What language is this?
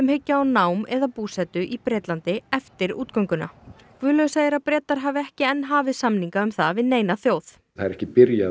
Icelandic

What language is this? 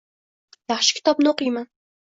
Uzbek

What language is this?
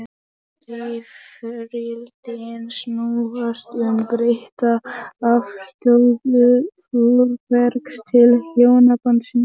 Icelandic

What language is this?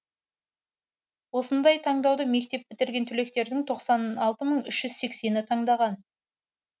Kazakh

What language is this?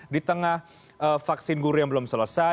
Indonesian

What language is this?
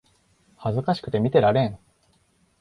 Japanese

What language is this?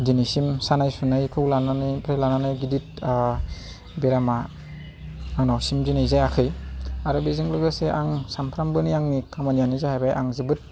Bodo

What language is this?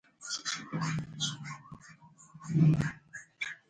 Spanish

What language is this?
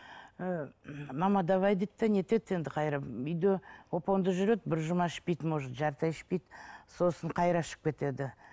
Kazakh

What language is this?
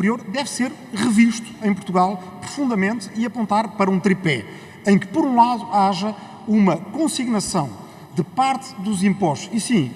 Portuguese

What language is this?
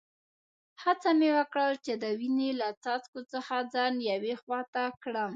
Pashto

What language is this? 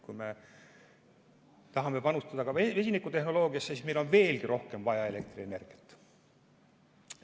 Estonian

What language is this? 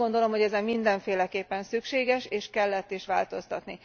Hungarian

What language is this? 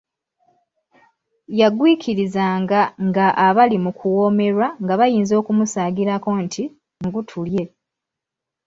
Ganda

